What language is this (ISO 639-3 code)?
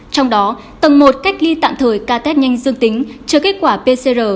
vie